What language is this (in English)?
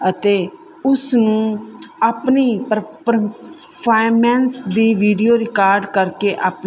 Punjabi